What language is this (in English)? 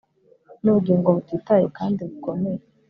Kinyarwanda